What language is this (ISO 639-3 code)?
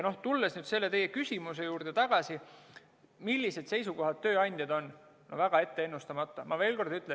est